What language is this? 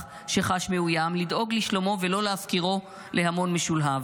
Hebrew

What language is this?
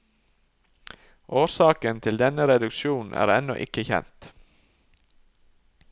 Norwegian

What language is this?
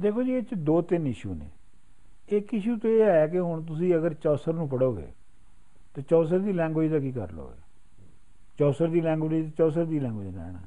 Punjabi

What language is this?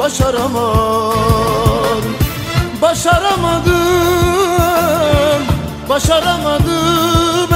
Turkish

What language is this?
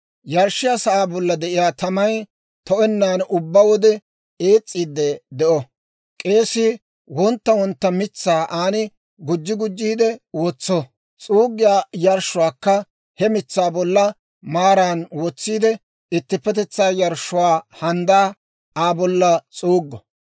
Dawro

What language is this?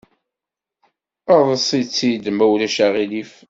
Kabyle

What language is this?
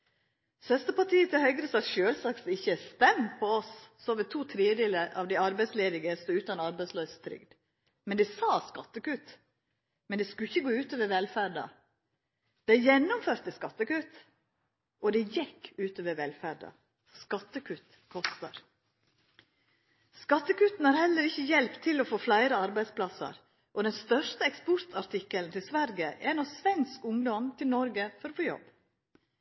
Norwegian Nynorsk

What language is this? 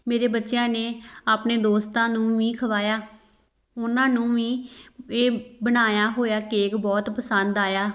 Punjabi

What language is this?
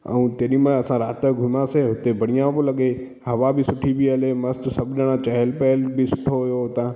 Sindhi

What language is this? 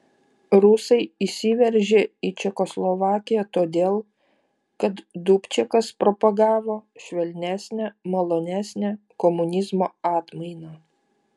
Lithuanian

